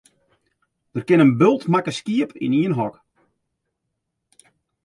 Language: Western Frisian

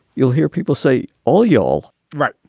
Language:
English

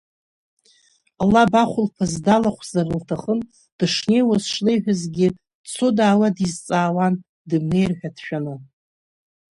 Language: Abkhazian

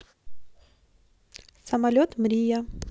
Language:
Russian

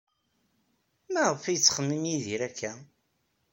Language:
Kabyle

